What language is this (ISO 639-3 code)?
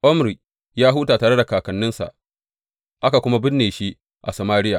hau